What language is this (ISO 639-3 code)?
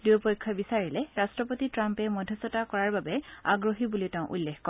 asm